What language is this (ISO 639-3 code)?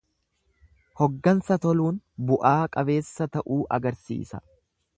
orm